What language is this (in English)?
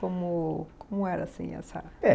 Portuguese